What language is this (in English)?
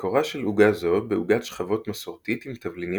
Hebrew